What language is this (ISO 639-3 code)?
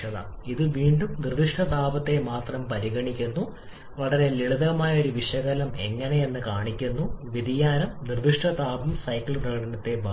mal